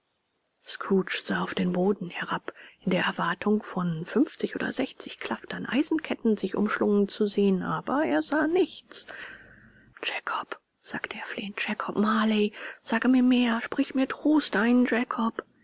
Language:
German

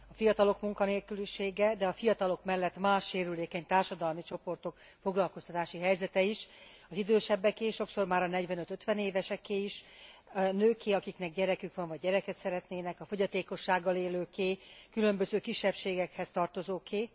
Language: Hungarian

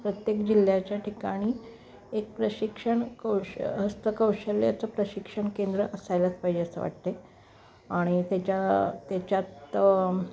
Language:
Marathi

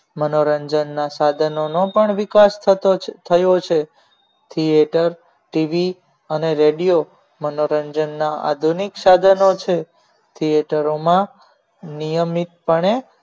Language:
Gujarati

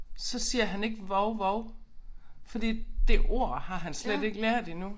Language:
Danish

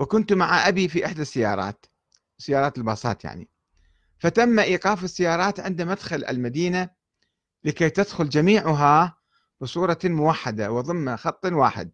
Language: Arabic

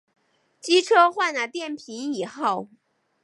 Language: Chinese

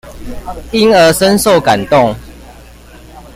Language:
Chinese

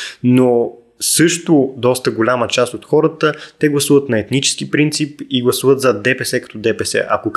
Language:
Bulgarian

